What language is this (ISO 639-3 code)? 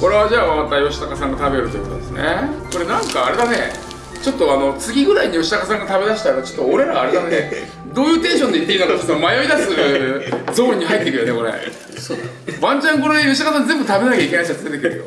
jpn